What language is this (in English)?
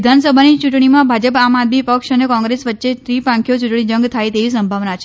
Gujarati